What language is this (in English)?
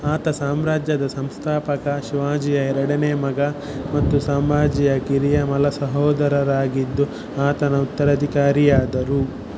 Kannada